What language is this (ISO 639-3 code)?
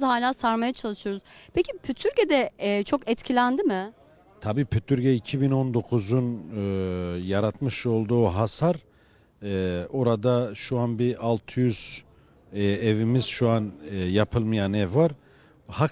tur